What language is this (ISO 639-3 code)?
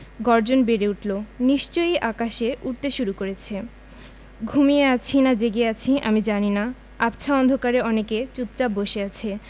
ben